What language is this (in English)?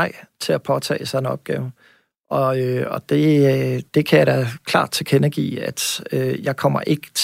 Danish